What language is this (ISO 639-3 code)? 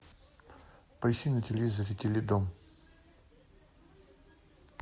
rus